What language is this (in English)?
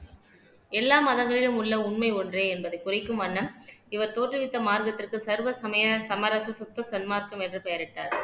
Tamil